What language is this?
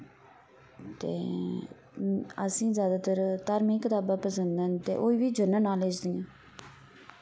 Dogri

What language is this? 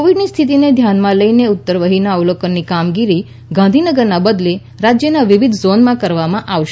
Gujarati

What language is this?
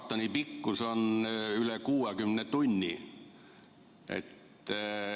Estonian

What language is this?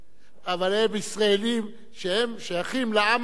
Hebrew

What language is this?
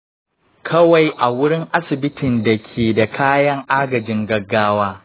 Hausa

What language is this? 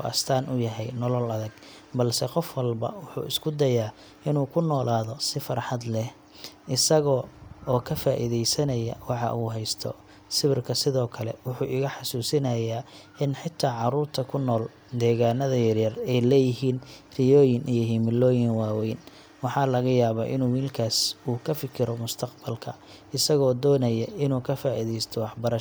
Somali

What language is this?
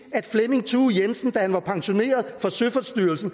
Danish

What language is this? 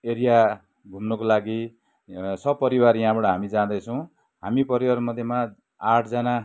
Nepali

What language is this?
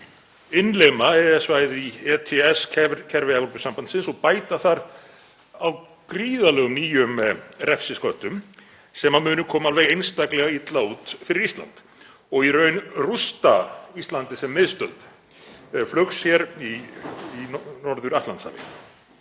Icelandic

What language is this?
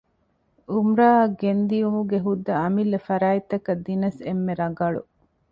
Divehi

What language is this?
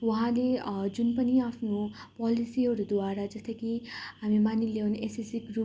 Nepali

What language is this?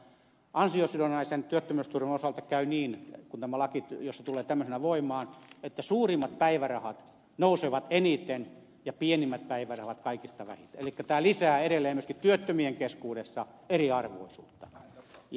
Finnish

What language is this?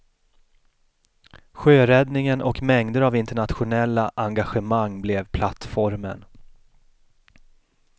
Swedish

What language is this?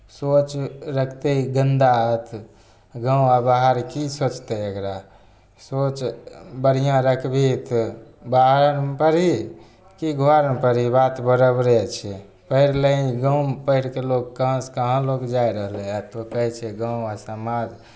Maithili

